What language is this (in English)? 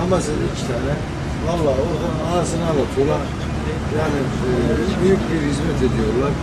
Turkish